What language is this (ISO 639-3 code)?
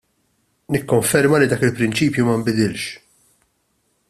mlt